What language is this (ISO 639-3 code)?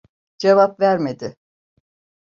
tur